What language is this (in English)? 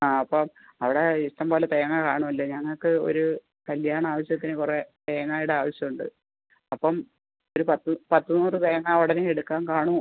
Malayalam